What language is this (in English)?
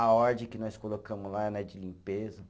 Portuguese